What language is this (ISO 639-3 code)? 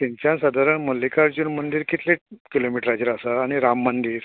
kok